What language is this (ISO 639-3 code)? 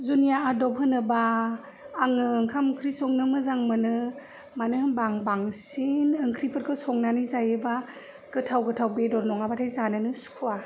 brx